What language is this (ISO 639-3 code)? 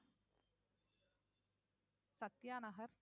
tam